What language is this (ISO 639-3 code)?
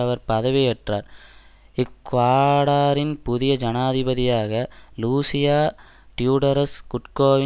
tam